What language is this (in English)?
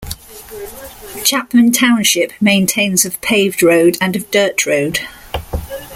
English